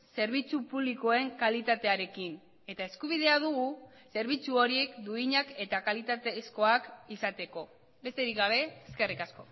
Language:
Basque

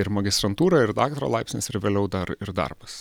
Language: Lithuanian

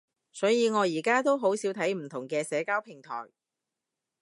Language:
Cantonese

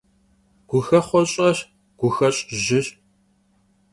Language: Kabardian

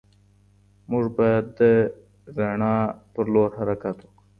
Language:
Pashto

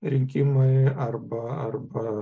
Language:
Lithuanian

